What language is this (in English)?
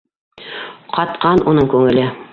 Bashkir